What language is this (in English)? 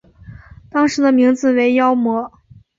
Chinese